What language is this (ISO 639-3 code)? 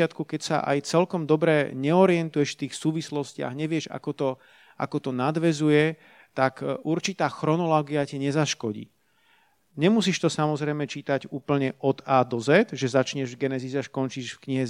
slk